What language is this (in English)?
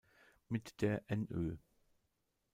German